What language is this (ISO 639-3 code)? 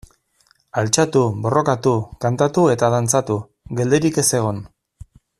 eus